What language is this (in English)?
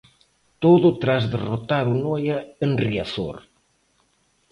Galician